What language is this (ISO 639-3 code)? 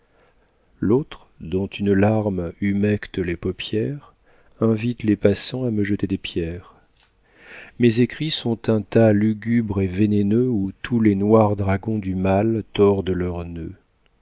fra